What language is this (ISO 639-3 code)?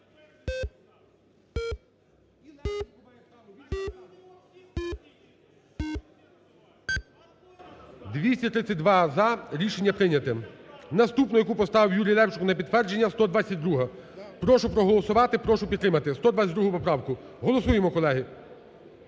ukr